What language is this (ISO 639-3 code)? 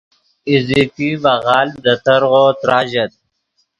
ydg